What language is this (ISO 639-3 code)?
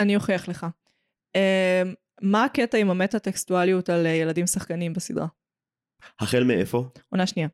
heb